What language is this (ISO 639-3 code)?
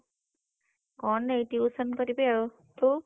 ori